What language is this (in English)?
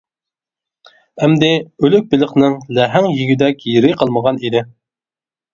Uyghur